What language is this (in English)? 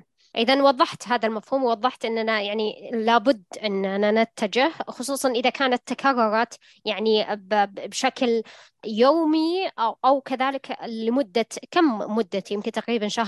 Arabic